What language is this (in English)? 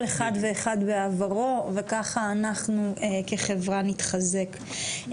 Hebrew